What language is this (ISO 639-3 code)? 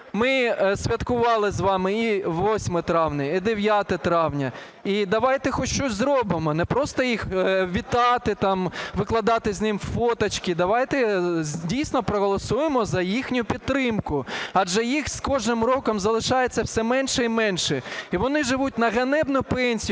ukr